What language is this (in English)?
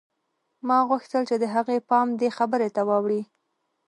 Pashto